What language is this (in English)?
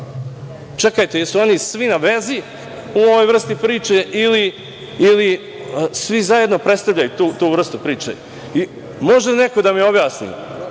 Serbian